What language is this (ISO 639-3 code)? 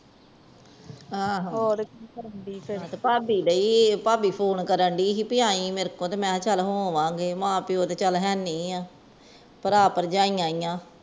pan